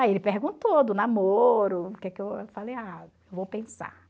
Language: Portuguese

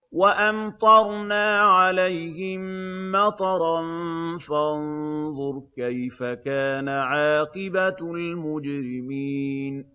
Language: Arabic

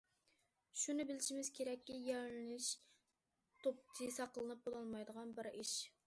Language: Uyghur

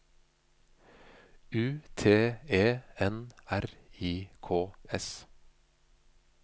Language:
Norwegian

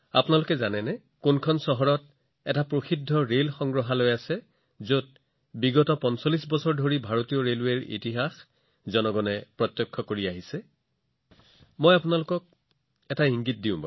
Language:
Assamese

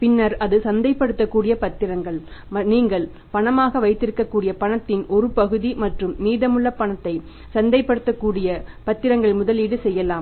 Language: Tamil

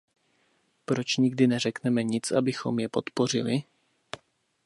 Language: Czech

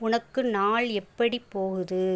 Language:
Tamil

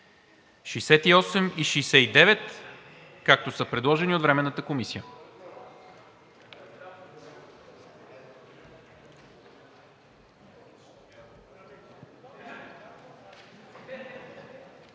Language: Bulgarian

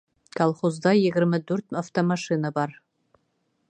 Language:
Bashkir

